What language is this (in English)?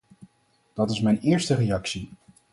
Dutch